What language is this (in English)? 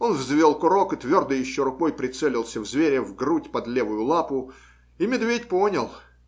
Russian